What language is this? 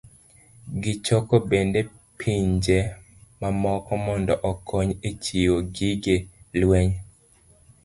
Luo (Kenya and Tanzania)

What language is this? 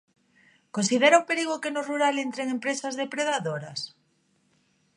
Galician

